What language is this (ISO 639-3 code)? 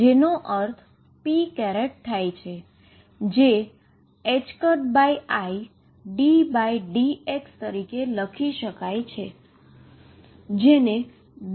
guj